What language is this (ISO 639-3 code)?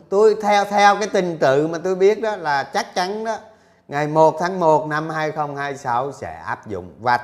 vie